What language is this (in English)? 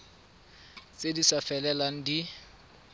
Tswana